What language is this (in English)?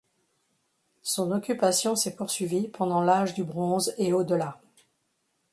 French